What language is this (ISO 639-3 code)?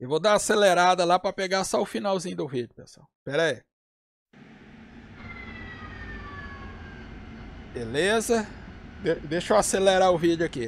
por